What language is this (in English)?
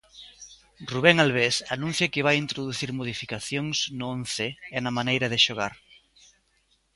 Galician